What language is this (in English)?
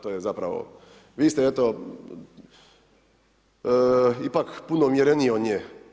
Croatian